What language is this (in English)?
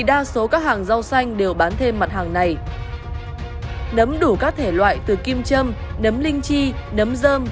Vietnamese